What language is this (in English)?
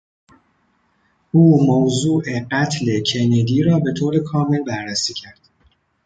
Persian